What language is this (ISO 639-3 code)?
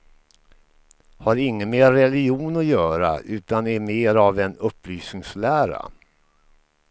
swe